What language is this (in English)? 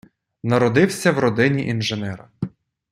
Ukrainian